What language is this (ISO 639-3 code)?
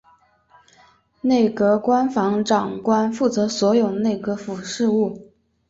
zho